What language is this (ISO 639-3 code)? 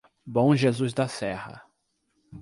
por